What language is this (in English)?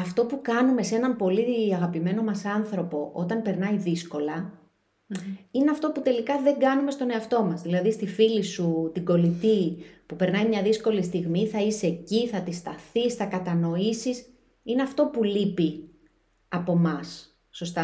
Greek